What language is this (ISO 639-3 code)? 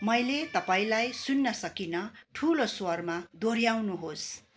nep